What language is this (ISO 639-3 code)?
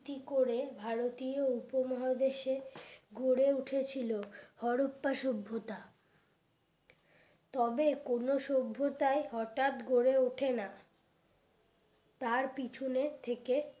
ben